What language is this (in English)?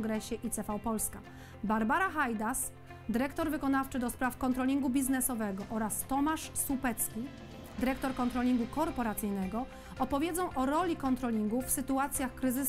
Polish